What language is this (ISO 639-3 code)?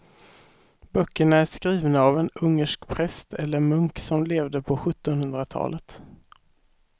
swe